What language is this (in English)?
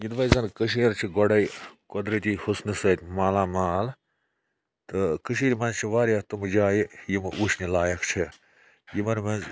Kashmiri